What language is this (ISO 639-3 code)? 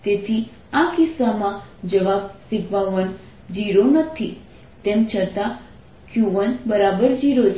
guj